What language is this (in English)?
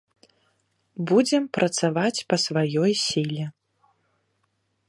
Belarusian